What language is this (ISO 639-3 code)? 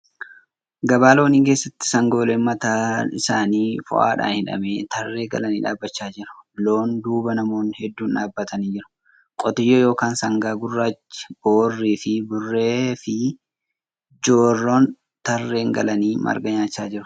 orm